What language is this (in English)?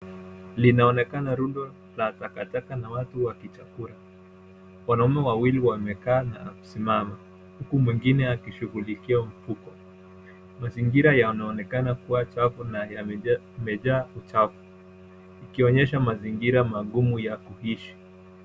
Swahili